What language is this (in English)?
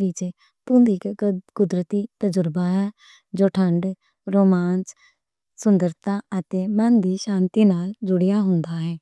Western Panjabi